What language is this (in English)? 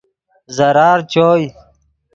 Yidgha